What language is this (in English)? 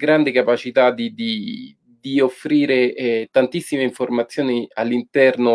Italian